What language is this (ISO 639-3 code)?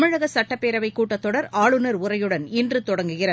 tam